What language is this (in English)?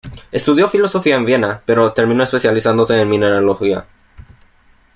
Spanish